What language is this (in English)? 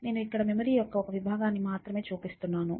Telugu